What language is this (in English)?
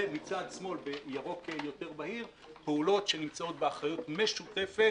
Hebrew